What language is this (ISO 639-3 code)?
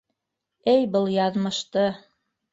bak